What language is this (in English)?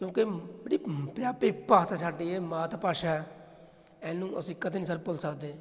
Punjabi